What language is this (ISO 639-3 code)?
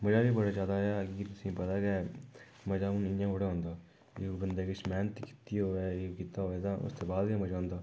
doi